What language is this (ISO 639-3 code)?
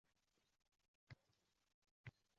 uzb